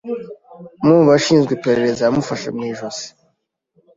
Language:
Kinyarwanda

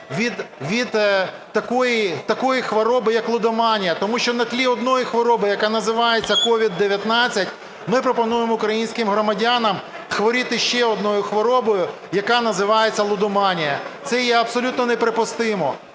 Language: Ukrainian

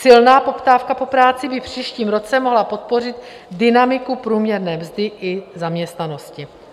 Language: Czech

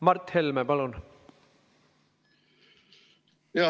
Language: Estonian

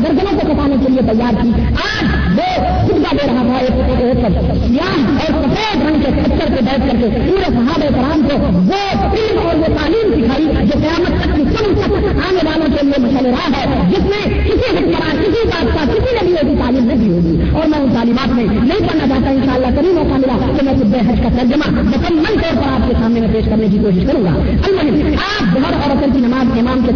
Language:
Urdu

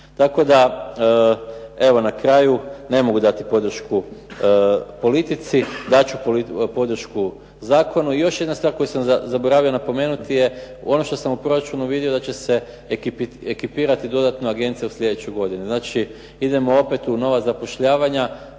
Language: Croatian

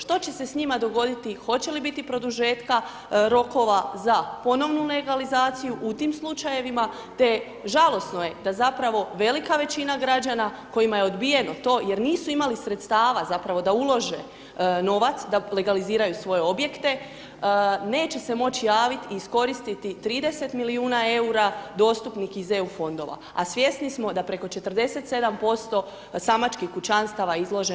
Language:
Croatian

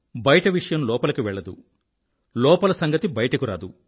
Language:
Telugu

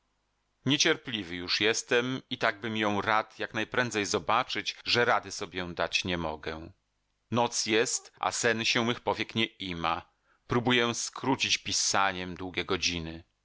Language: Polish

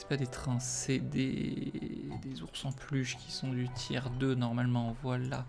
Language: French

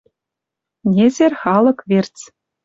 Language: Western Mari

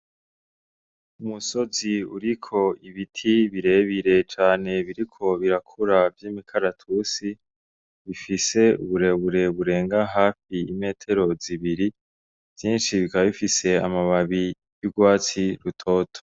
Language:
Rundi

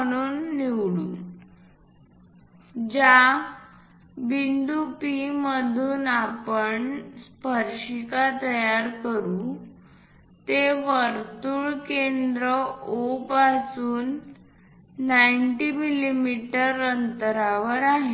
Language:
Marathi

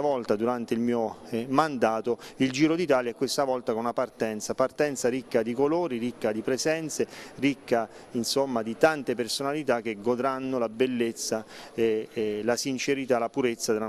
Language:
Italian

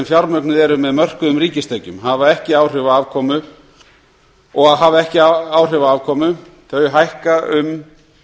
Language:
Icelandic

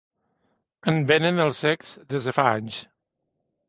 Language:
Catalan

